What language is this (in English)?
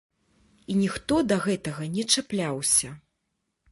Belarusian